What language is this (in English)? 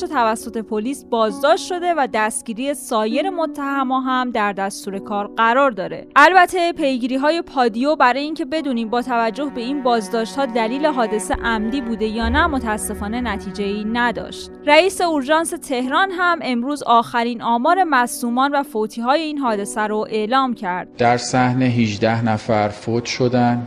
Persian